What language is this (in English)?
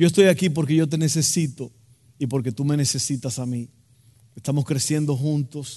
Spanish